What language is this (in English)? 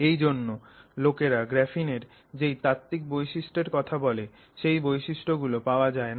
Bangla